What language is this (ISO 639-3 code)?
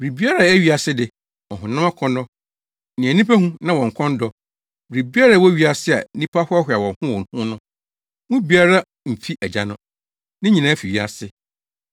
aka